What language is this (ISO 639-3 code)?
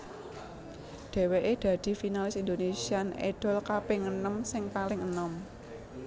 jav